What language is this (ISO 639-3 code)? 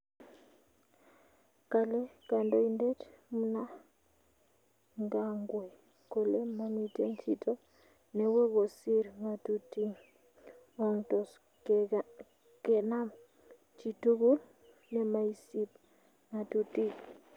kln